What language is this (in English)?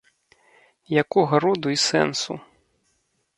Belarusian